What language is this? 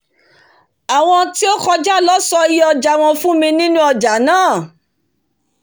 Yoruba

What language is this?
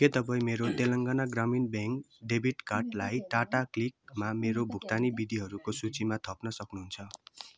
Nepali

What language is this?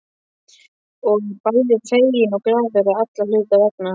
Icelandic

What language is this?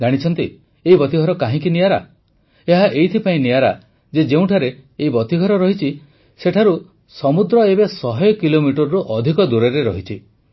Odia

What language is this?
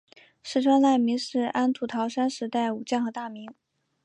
Chinese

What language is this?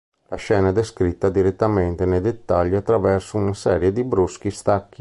Italian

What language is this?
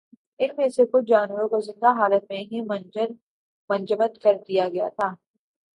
Urdu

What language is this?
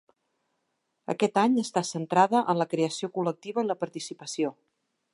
Catalan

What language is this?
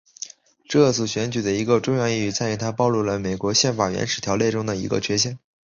Chinese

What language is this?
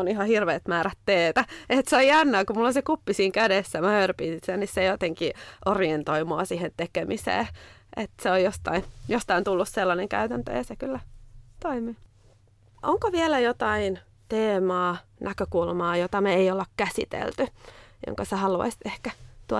Finnish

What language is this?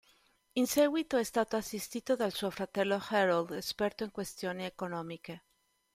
Italian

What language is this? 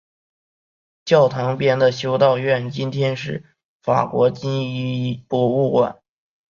Chinese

